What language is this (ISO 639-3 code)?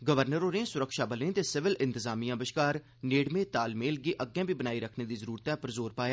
doi